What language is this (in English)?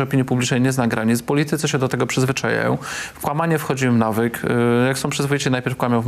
Polish